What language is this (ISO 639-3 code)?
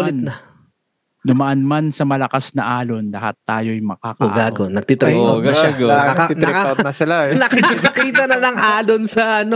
fil